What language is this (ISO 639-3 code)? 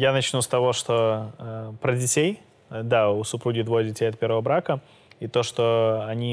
rus